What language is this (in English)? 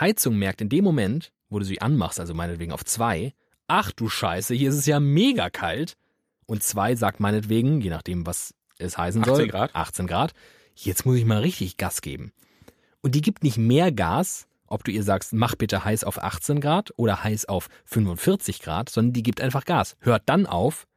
German